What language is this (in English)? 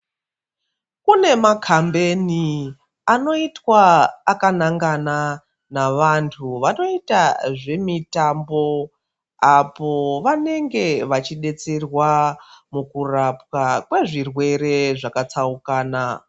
Ndau